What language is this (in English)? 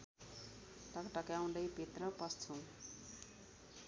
Nepali